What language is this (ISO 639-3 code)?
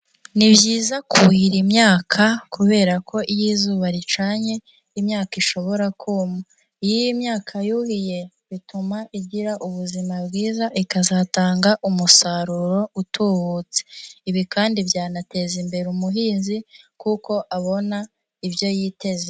kin